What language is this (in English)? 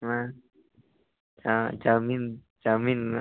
Santali